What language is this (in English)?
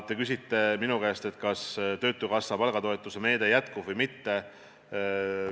Estonian